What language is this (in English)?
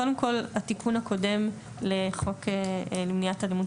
Hebrew